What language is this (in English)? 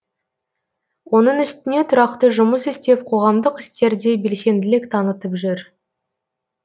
Kazakh